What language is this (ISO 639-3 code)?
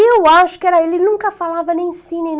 por